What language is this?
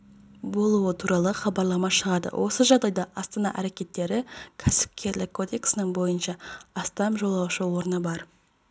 Kazakh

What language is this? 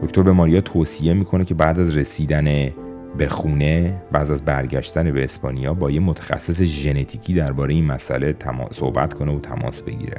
Persian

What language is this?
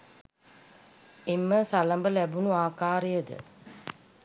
Sinhala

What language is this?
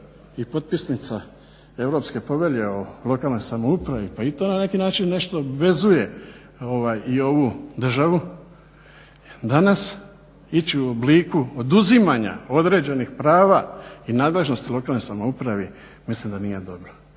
Croatian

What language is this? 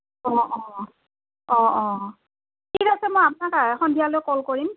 Assamese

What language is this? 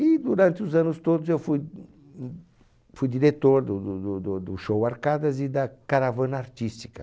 Portuguese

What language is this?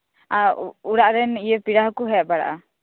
Santali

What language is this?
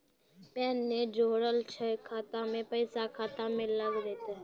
Maithili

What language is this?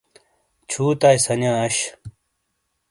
Shina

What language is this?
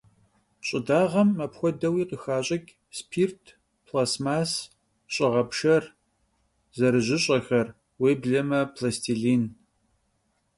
Kabardian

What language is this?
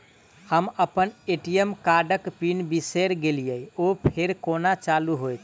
Maithili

